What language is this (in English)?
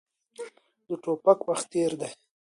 Pashto